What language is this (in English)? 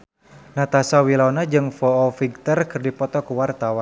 Sundanese